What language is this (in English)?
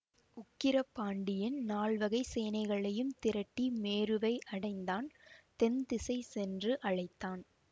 Tamil